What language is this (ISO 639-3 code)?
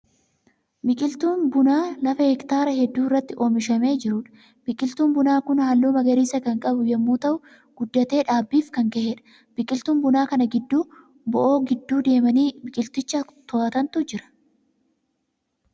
orm